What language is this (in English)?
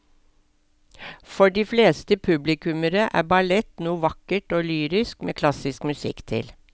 Norwegian